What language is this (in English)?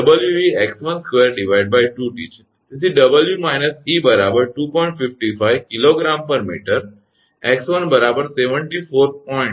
Gujarati